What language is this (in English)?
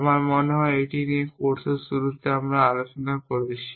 Bangla